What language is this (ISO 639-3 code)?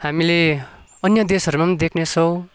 nep